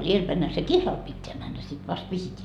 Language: Finnish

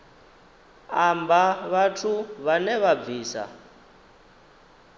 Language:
Venda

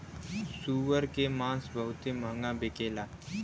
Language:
Bhojpuri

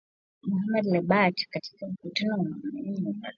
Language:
Swahili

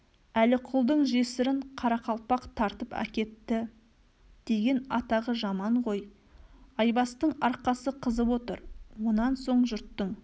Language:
Kazakh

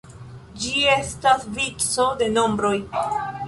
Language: Esperanto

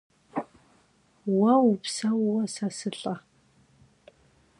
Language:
Kabardian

